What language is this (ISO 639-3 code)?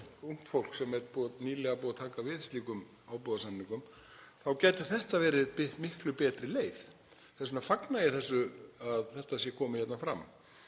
isl